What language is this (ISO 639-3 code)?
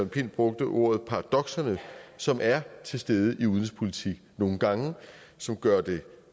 dan